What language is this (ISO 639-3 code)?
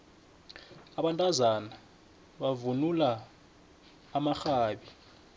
nbl